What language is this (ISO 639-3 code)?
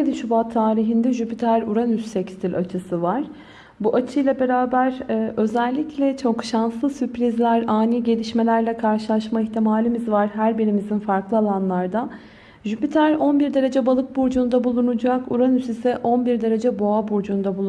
tur